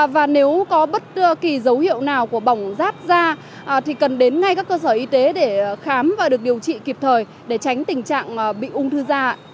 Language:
Vietnamese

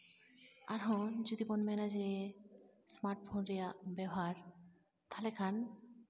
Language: Santali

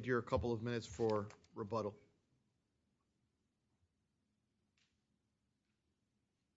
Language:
English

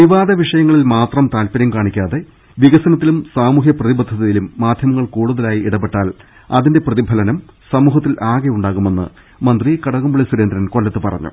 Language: Malayalam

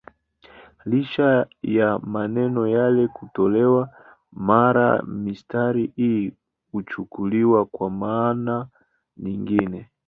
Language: Swahili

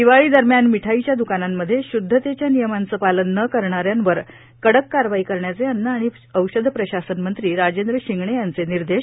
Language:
Marathi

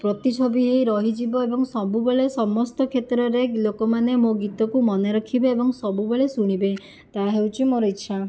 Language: Odia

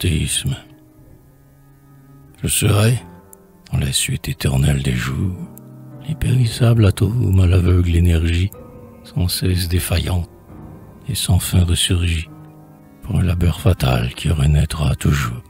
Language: French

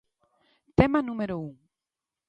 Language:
Galician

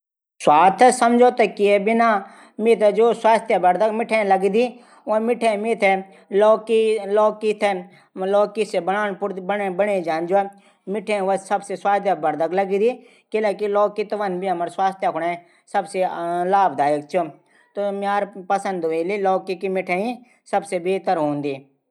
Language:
Garhwali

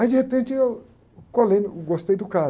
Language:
Portuguese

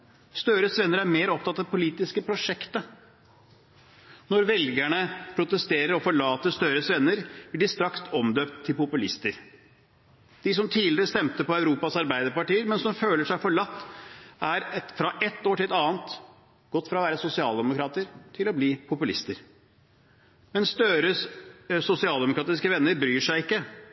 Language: Norwegian Bokmål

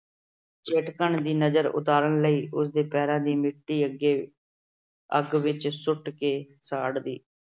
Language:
Punjabi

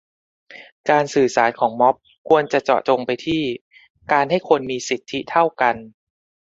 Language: Thai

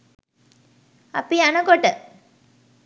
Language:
Sinhala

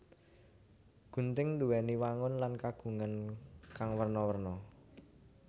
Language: Javanese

